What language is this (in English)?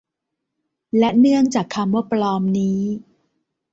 Thai